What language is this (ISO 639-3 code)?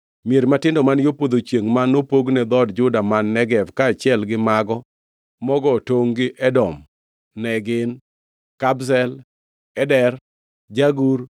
luo